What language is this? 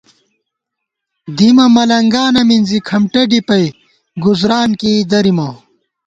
Gawar-Bati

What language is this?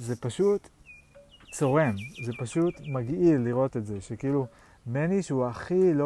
Hebrew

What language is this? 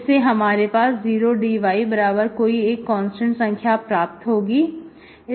Hindi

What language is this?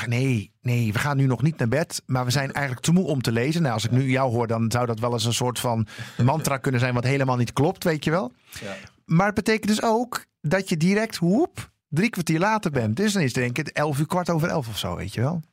Dutch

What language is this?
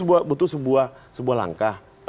Indonesian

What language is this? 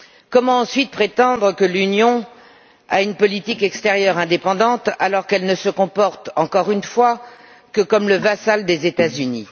French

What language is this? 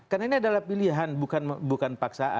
Indonesian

